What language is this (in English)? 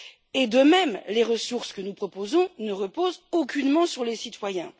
French